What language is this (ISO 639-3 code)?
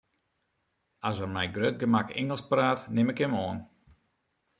fry